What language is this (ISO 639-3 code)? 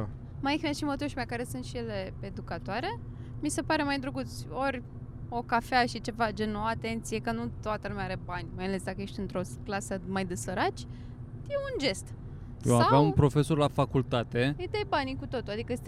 ron